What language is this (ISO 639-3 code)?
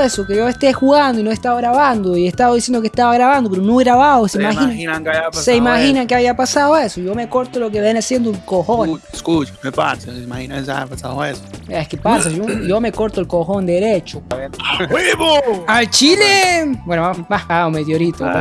spa